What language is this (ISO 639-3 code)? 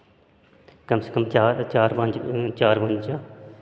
doi